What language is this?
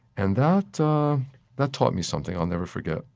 English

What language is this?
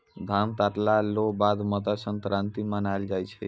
Maithili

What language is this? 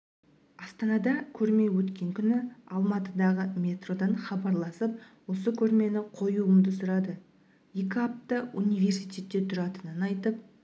Kazakh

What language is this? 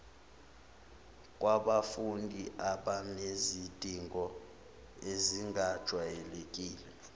Zulu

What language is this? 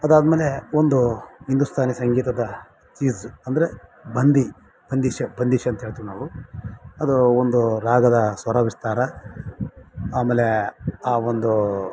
Kannada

